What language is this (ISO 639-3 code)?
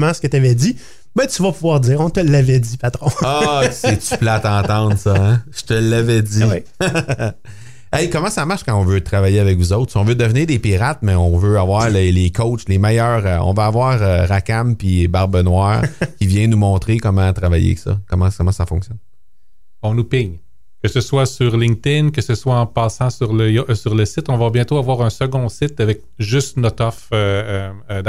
fra